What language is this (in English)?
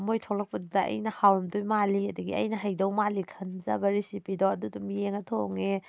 Manipuri